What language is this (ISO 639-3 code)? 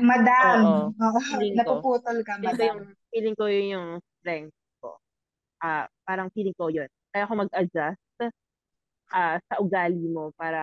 fil